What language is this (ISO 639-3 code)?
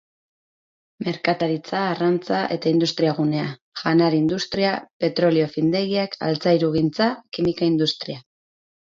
eus